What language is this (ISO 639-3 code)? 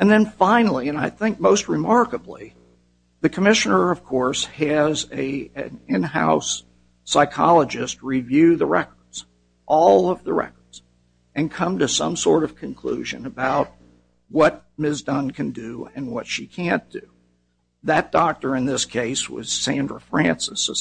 eng